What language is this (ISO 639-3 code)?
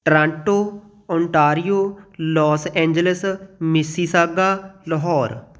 pan